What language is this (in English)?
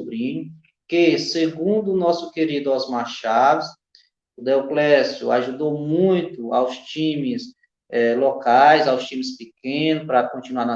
Portuguese